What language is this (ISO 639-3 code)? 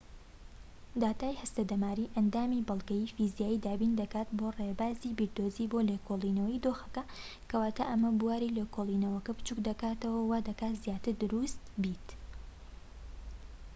ckb